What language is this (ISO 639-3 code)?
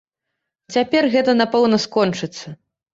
bel